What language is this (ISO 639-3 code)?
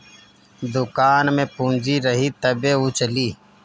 bho